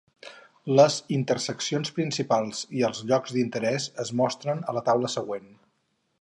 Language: Catalan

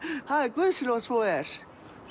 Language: Icelandic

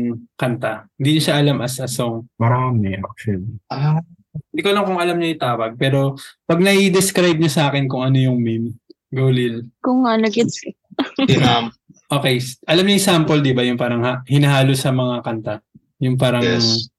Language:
Filipino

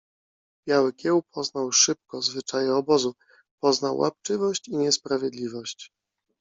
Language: Polish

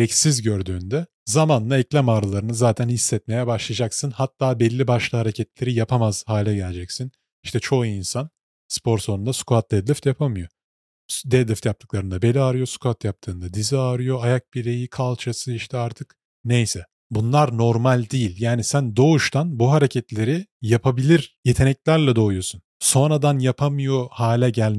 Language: Turkish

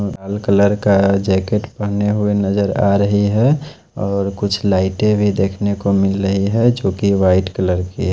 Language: Hindi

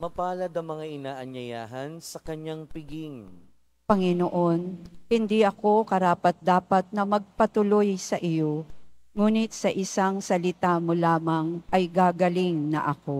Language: Filipino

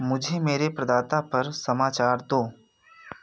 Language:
Hindi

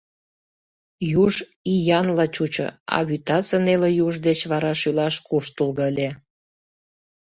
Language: Mari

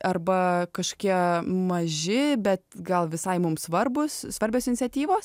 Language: Lithuanian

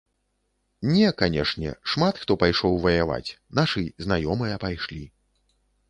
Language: Belarusian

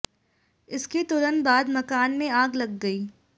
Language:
Hindi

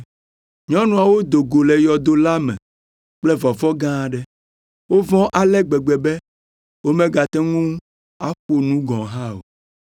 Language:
Ewe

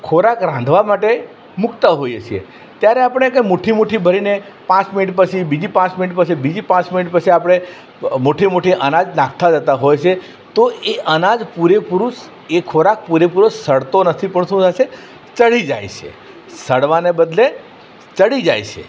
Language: Gujarati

